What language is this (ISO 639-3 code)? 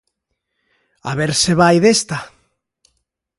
glg